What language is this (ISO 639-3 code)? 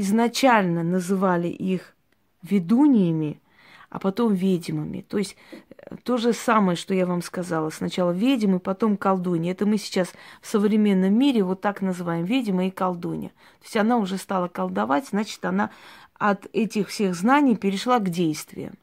rus